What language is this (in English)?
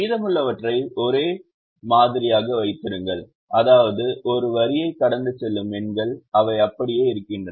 Tamil